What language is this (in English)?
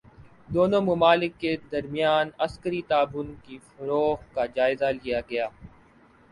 Urdu